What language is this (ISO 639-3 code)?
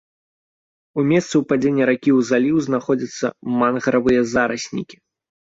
bel